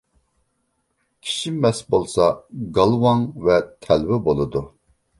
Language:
Uyghur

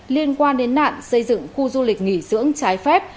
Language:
Vietnamese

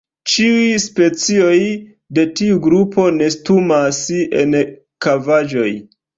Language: Esperanto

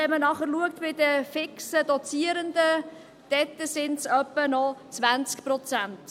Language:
Swiss German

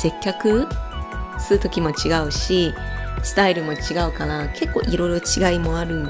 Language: Japanese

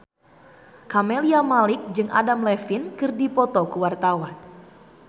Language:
Sundanese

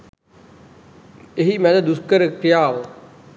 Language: Sinhala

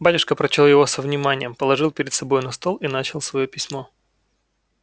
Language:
Russian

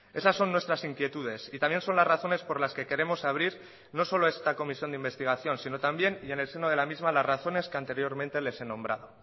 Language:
Spanish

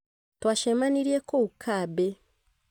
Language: Kikuyu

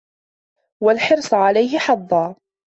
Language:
Arabic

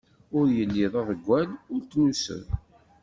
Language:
Kabyle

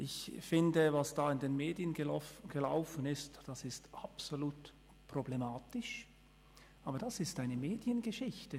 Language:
Swiss German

